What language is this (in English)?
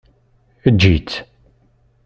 Kabyle